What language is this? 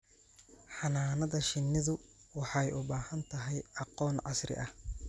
Somali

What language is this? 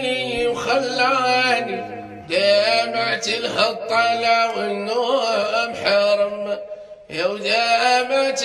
Arabic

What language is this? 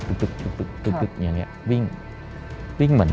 Thai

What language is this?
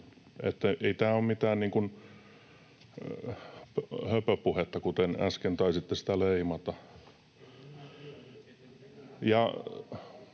Finnish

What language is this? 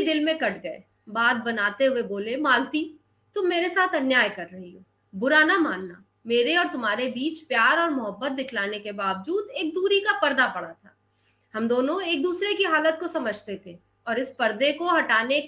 Hindi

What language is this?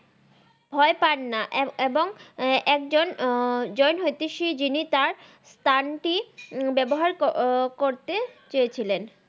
Bangla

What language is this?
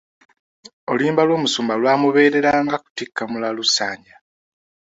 Ganda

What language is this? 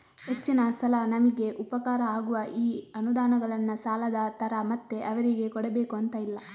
Kannada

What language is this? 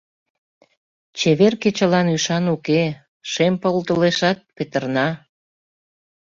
Mari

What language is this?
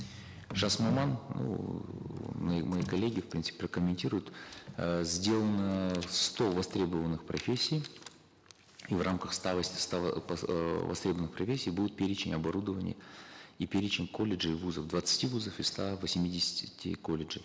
Kazakh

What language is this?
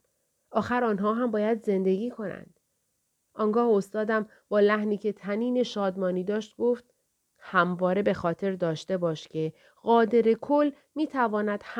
Persian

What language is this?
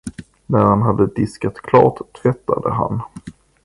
Swedish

